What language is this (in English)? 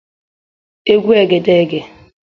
Igbo